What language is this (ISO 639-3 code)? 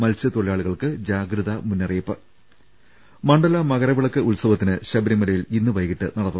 mal